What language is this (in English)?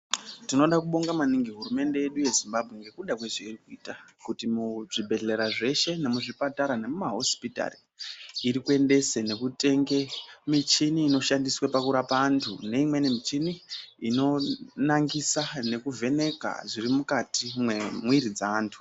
Ndau